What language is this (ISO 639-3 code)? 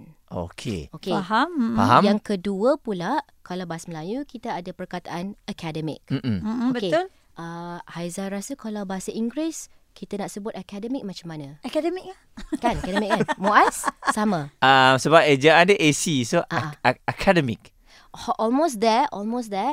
msa